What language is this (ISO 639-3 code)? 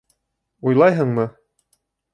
bak